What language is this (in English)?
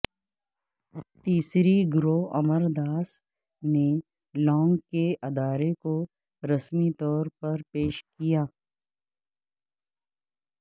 Urdu